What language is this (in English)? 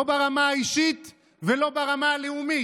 Hebrew